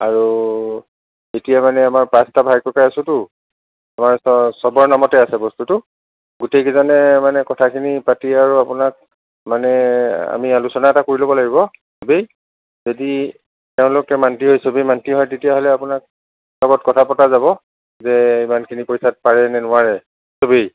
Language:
Assamese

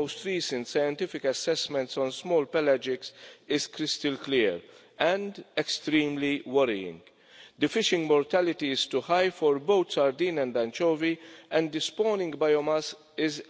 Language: English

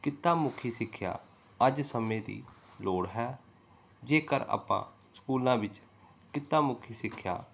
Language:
Punjabi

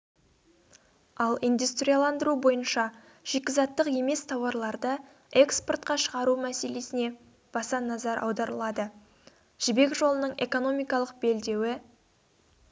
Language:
Kazakh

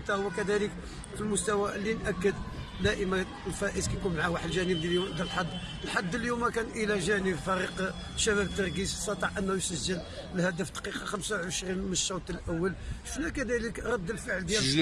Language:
Arabic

